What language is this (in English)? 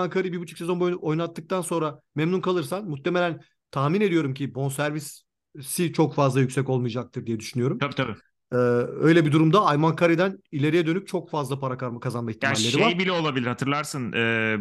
Turkish